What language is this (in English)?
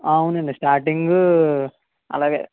Telugu